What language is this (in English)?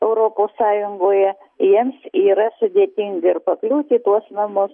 Lithuanian